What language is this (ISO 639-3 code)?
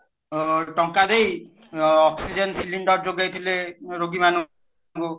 ori